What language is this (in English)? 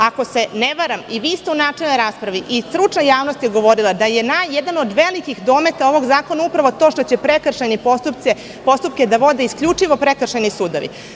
Serbian